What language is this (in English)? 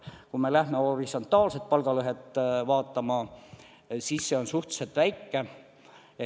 Estonian